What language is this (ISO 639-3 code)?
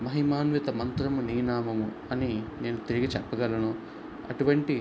tel